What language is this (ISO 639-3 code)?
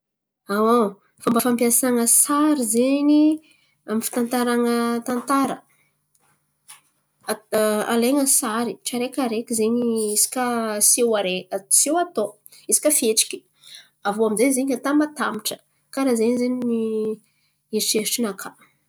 xmv